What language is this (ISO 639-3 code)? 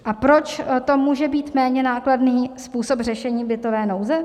ces